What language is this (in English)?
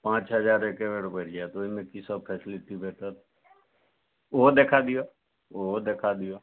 Maithili